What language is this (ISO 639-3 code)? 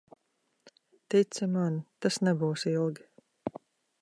lav